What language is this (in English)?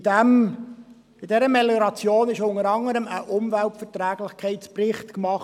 Swiss German